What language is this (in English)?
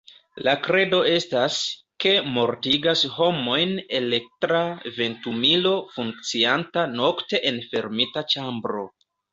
Esperanto